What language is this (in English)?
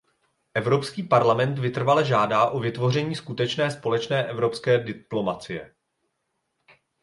Czech